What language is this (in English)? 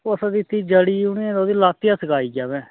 Dogri